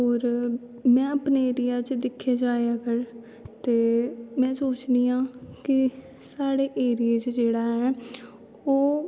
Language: Dogri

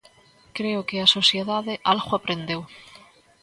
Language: Galician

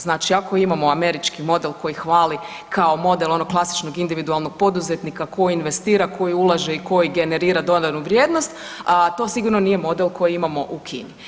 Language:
Croatian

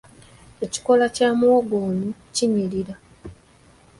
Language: Ganda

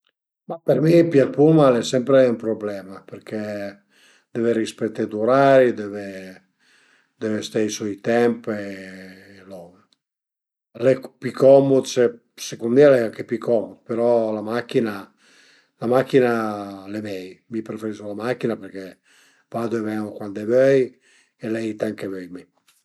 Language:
Piedmontese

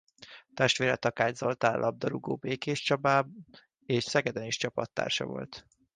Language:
Hungarian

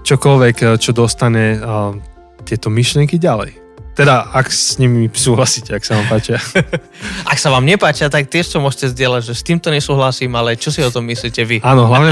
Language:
Slovak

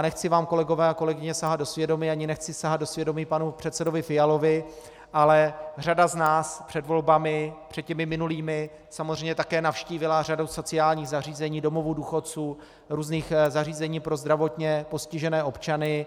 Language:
Czech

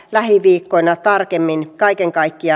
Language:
Finnish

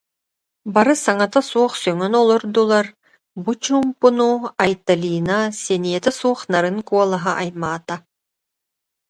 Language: Yakut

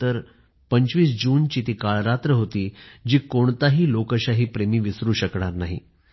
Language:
Marathi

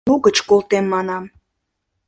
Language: Mari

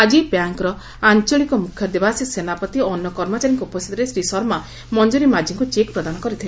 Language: Odia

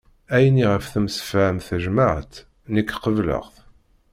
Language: Kabyle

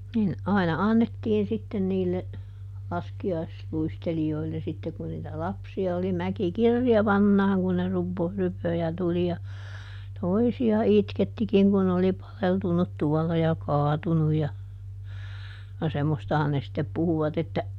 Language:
Finnish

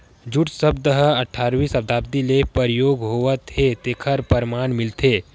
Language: Chhattisgarhi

